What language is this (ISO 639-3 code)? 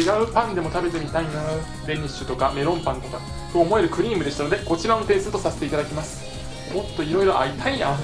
jpn